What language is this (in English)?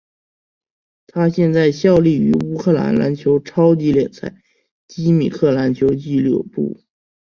Chinese